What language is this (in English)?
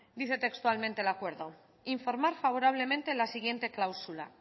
Spanish